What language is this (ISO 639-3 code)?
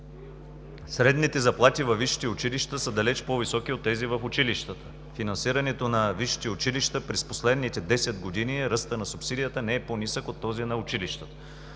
bul